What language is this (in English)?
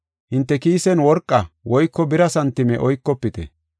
Gofa